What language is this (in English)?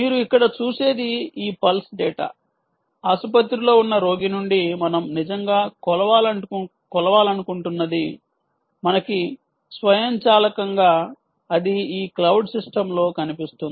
Telugu